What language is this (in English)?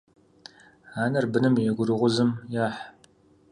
Kabardian